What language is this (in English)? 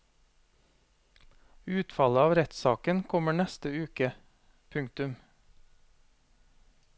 Norwegian